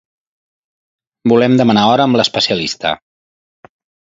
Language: Catalan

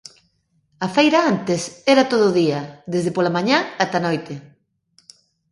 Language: Galician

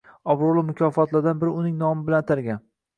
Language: Uzbek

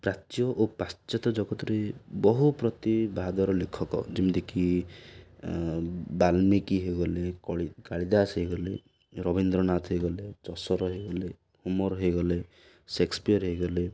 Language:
Odia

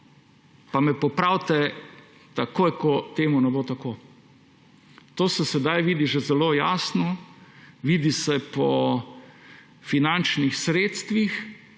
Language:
Slovenian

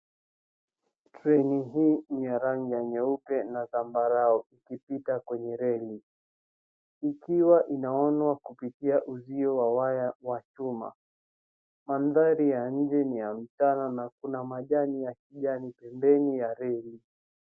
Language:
Swahili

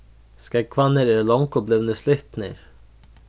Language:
Faroese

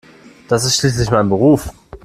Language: German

